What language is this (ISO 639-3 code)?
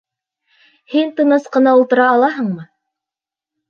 bak